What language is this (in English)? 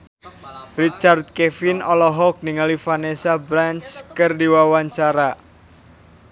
Sundanese